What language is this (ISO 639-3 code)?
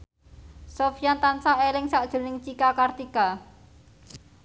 jav